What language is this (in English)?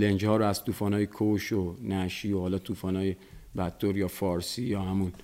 Persian